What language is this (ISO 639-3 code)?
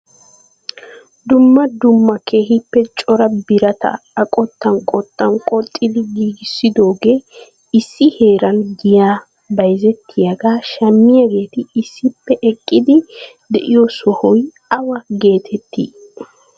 wal